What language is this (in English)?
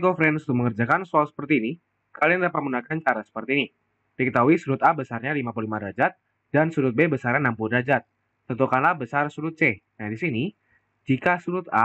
Indonesian